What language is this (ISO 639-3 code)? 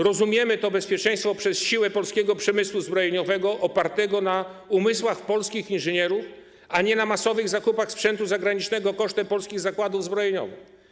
pol